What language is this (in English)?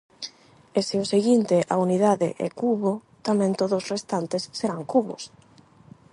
Galician